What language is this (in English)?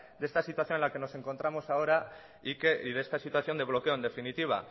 Spanish